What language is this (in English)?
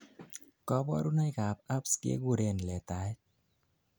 Kalenjin